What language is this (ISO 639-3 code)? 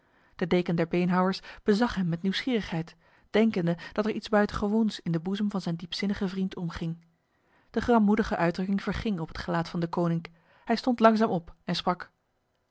nld